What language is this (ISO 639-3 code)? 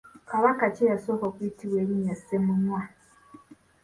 lug